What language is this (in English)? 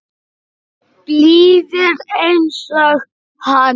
Icelandic